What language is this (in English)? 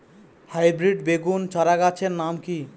Bangla